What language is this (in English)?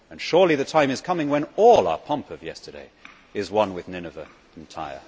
English